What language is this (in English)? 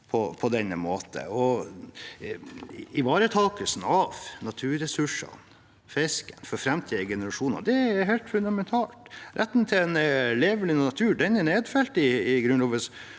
Norwegian